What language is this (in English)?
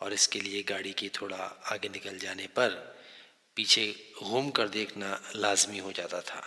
Hindi